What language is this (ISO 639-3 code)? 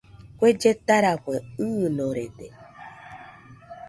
hux